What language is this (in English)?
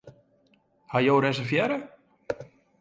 Western Frisian